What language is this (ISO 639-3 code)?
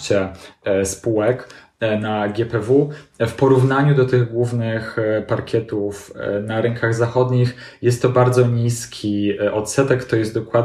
pol